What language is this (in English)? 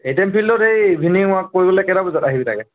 Assamese